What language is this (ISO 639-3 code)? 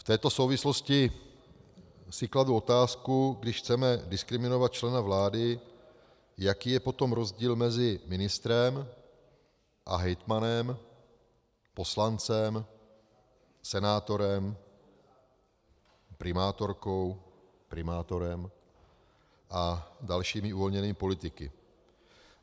ces